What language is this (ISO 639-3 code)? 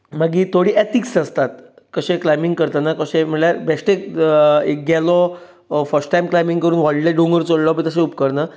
kok